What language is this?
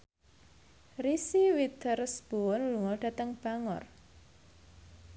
Javanese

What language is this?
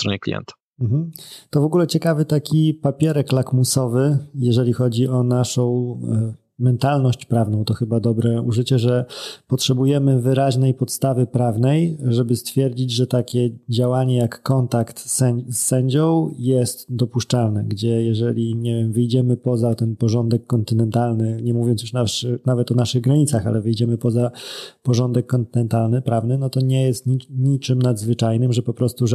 Polish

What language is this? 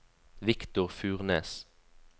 Norwegian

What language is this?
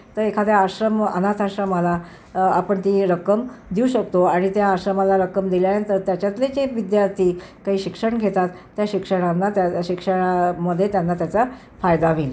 Marathi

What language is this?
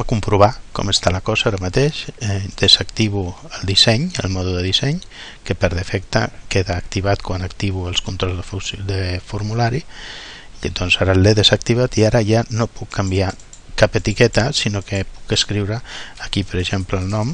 Catalan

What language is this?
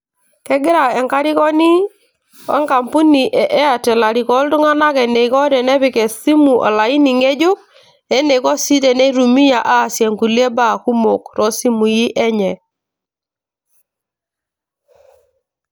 Masai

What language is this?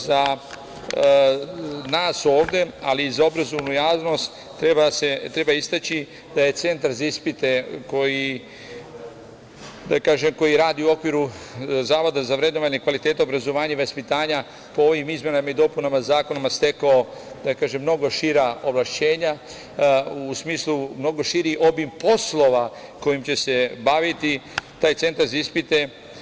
Serbian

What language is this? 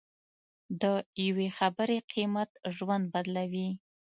Pashto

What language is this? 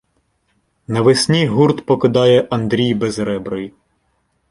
Ukrainian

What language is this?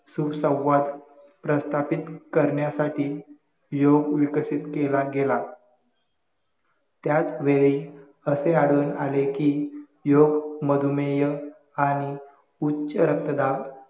Marathi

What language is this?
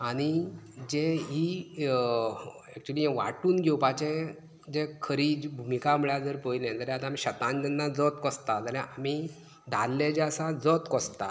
Konkani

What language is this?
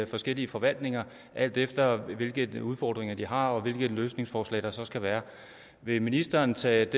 Danish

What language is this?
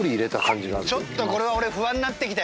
Japanese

